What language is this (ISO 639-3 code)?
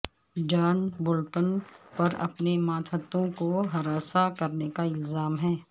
urd